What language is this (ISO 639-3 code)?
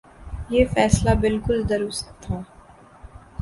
urd